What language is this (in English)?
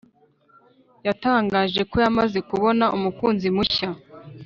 Kinyarwanda